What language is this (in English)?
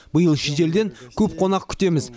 Kazakh